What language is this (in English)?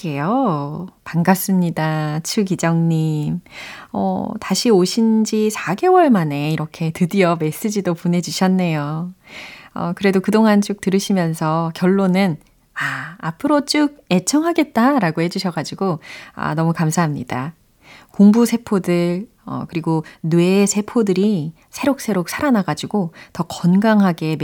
Korean